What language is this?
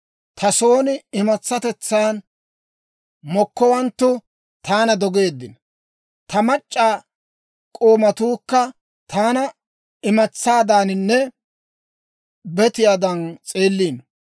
Dawro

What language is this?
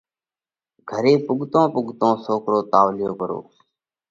Parkari Koli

